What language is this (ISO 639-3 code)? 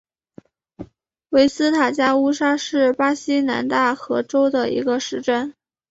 zho